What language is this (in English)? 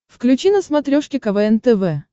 Russian